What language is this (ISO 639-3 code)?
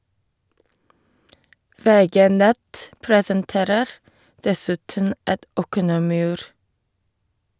nor